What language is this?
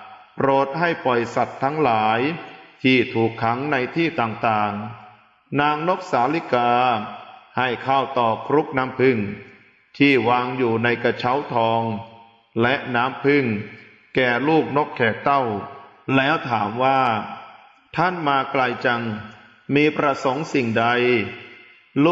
Thai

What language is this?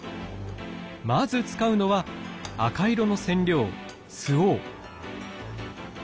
Japanese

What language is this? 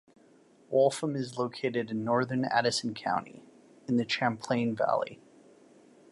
English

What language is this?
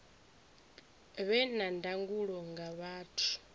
Venda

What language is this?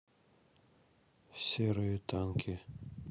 Russian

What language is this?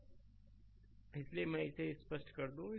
Hindi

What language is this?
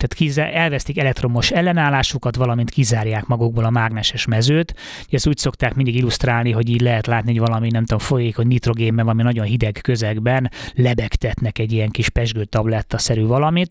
Hungarian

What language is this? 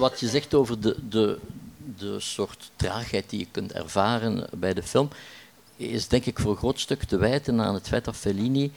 Dutch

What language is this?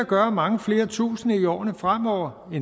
Danish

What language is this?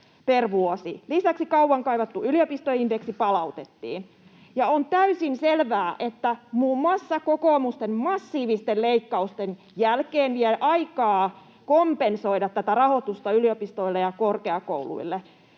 Finnish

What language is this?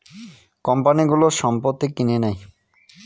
Bangla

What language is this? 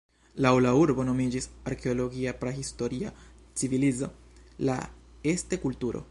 Esperanto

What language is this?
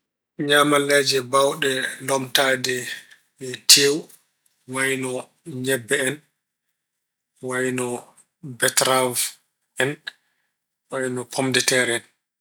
Fula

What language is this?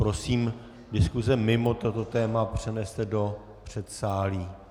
Czech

